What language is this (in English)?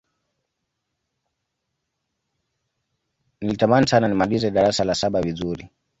Swahili